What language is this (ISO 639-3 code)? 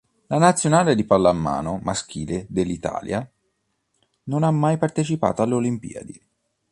ita